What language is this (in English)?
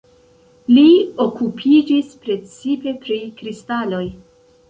Esperanto